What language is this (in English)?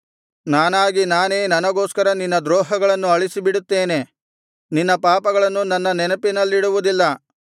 Kannada